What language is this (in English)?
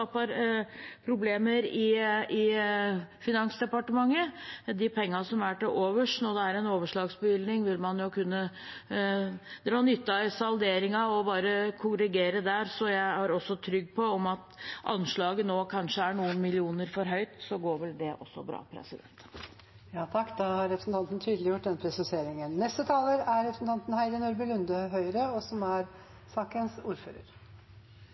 Norwegian